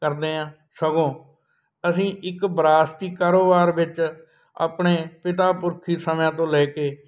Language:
Punjabi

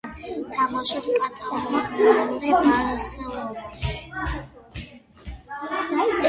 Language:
Georgian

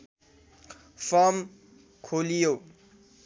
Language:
Nepali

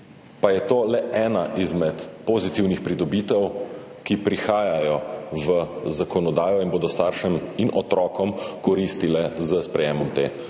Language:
Slovenian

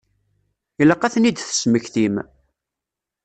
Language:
Kabyle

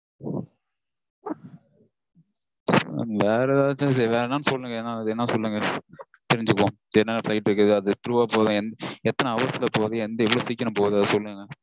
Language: Tamil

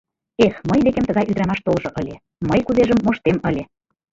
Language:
Mari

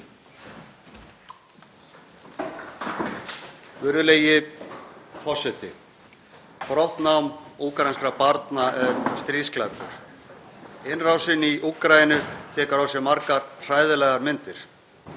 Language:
Icelandic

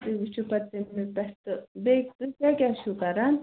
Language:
Kashmiri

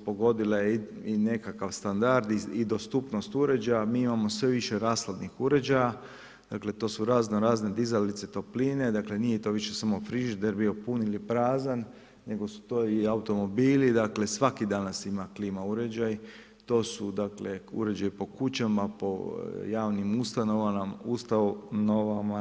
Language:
Croatian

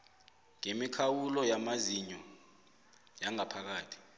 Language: South Ndebele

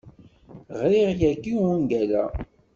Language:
Kabyle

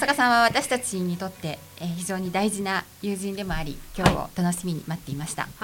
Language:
Japanese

